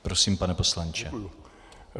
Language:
Czech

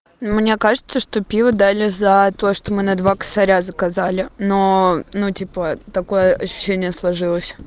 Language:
Russian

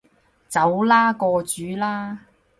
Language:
Cantonese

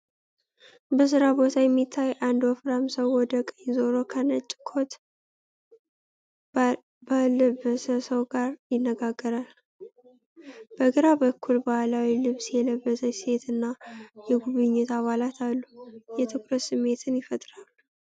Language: Amharic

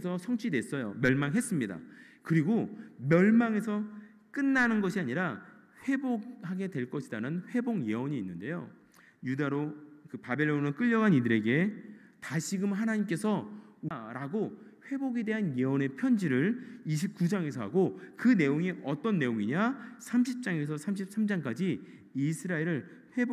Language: Korean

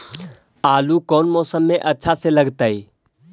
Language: Magahi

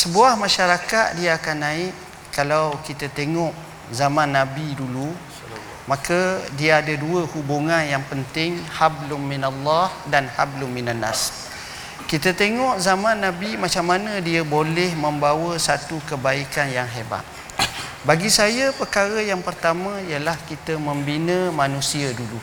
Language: Malay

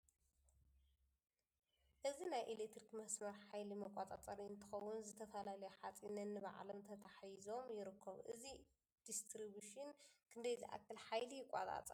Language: Tigrinya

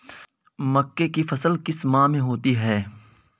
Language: Hindi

